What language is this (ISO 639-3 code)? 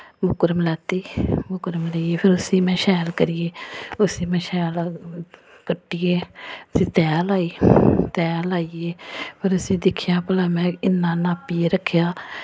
doi